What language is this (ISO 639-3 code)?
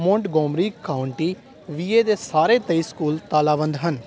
pan